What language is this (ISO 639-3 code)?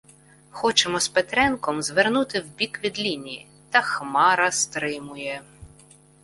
ukr